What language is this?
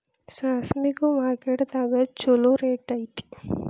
Kannada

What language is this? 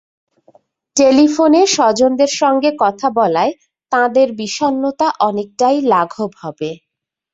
Bangla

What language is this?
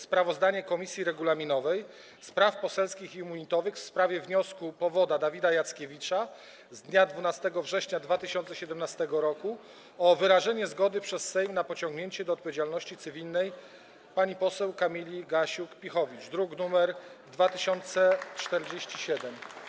Polish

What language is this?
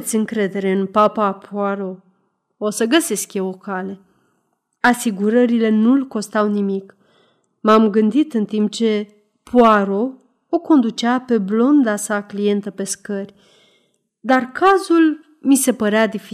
Romanian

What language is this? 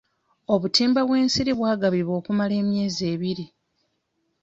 Ganda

